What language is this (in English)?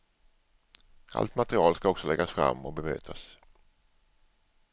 Swedish